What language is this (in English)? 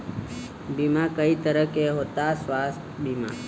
Bhojpuri